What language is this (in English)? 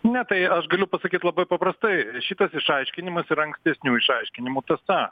Lithuanian